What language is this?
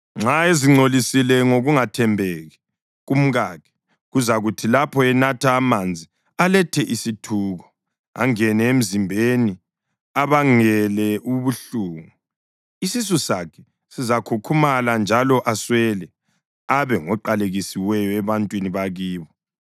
North Ndebele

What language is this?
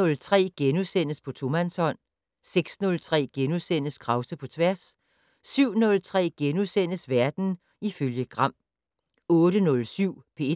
Danish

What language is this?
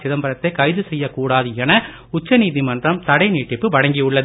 Tamil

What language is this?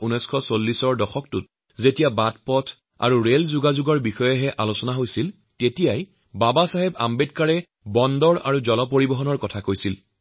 Assamese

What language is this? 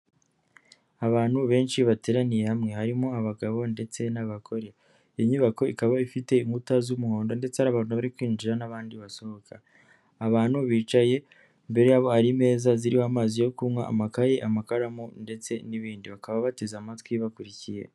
Kinyarwanda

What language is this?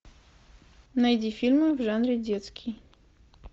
Russian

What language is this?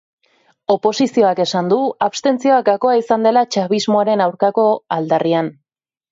Basque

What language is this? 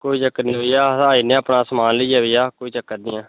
Dogri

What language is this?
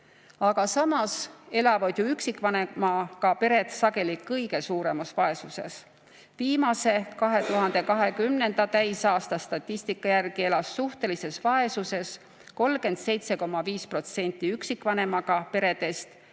Estonian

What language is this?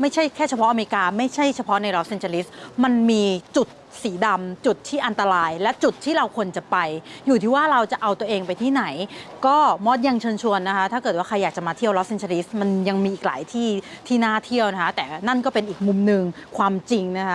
Thai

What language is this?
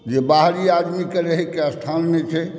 Maithili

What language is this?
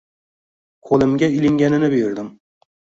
Uzbek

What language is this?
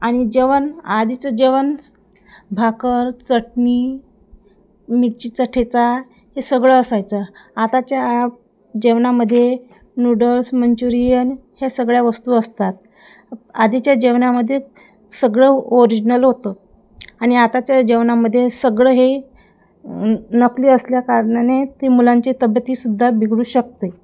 Marathi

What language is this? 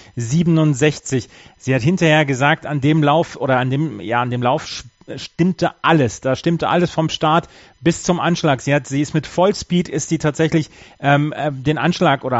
German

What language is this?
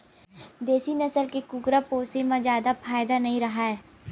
Chhattisgarhi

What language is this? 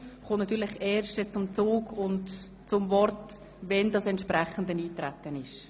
Swiss German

